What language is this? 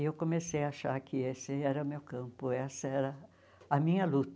Portuguese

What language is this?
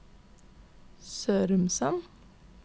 Norwegian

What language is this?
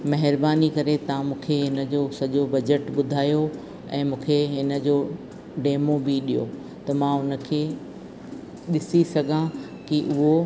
Sindhi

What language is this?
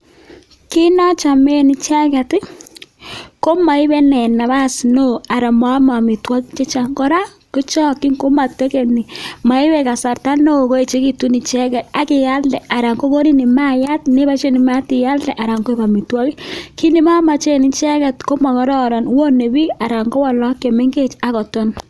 Kalenjin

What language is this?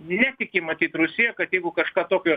Lithuanian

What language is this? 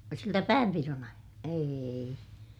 Finnish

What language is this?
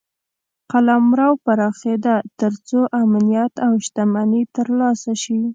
Pashto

